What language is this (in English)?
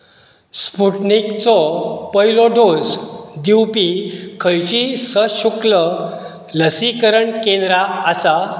Konkani